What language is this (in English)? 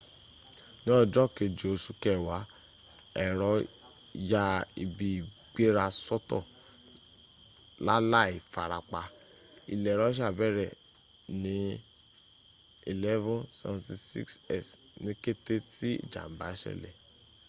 Yoruba